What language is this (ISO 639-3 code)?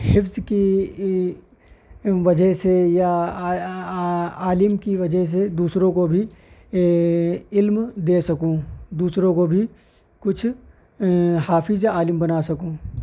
urd